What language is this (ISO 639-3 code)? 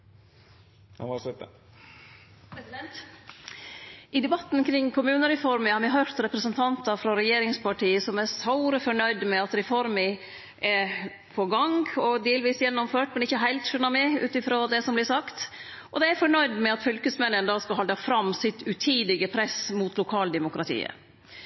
nor